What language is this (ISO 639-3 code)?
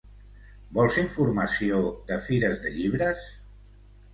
cat